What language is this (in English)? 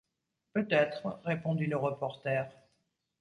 French